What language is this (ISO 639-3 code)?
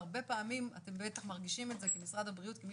heb